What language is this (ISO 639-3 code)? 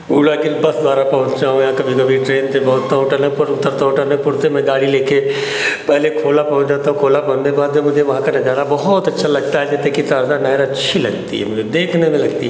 hin